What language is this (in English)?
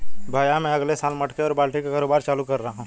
Hindi